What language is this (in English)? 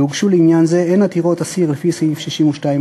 Hebrew